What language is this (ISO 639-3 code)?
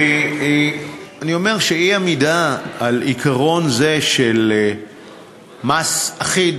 heb